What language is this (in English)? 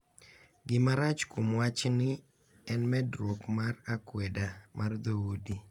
Luo (Kenya and Tanzania)